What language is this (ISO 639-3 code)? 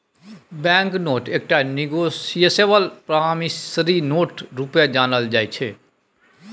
mai